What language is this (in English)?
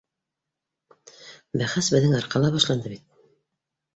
Bashkir